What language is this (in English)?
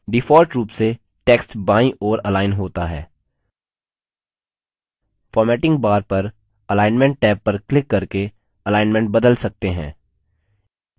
Hindi